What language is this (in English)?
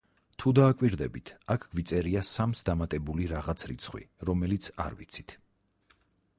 Georgian